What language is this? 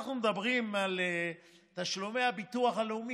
Hebrew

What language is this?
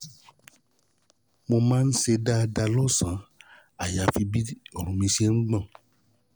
Yoruba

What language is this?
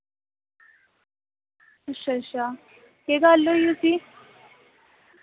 Dogri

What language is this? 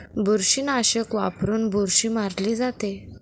Marathi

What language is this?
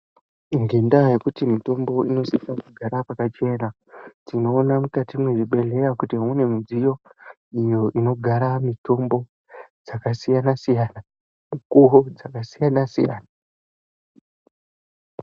Ndau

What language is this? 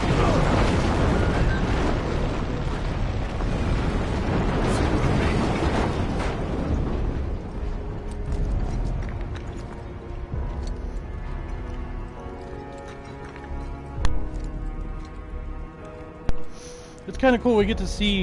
English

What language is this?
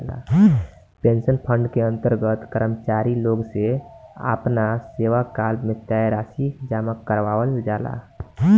Bhojpuri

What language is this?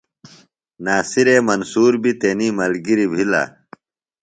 Phalura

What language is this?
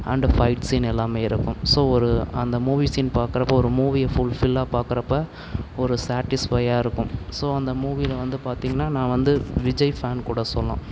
Tamil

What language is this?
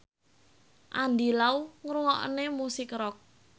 Javanese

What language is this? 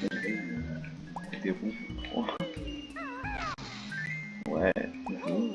French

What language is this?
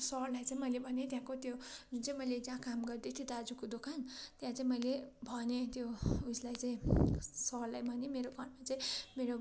Nepali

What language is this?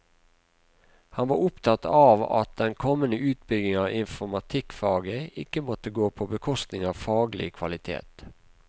Norwegian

